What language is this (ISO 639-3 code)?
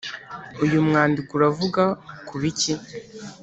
kin